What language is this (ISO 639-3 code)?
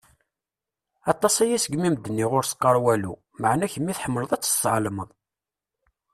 kab